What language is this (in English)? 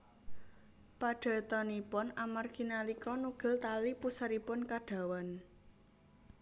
Javanese